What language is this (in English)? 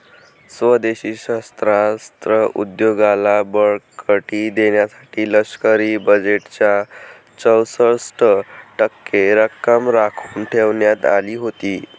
Marathi